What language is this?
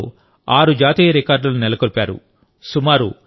Telugu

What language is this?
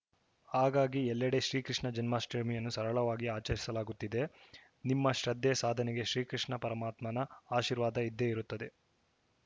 Kannada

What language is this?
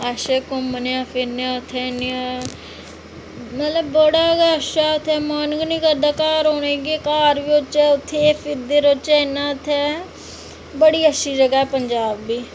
Dogri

